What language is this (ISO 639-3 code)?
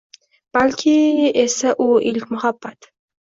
uzb